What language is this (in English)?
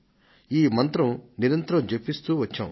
Telugu